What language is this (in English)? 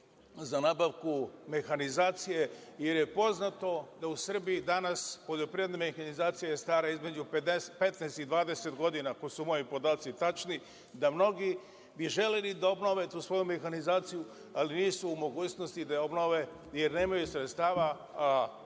Serbian